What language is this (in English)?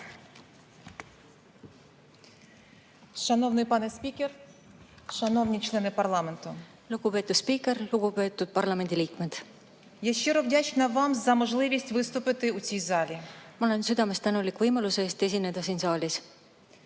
Estonian